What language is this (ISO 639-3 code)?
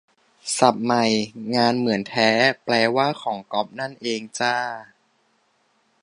tha